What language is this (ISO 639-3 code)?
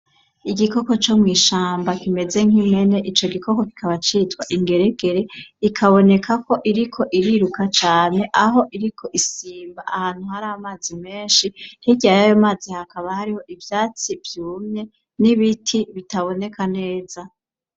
run